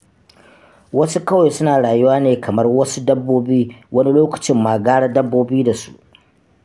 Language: Hausa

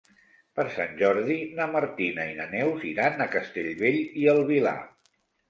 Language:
Catalan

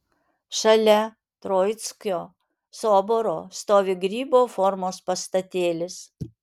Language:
Lithuanian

